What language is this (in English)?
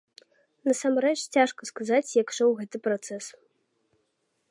Belarusian